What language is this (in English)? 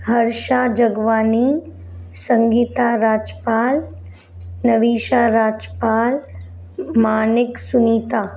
Sindhi